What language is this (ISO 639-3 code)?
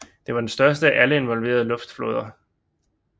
dan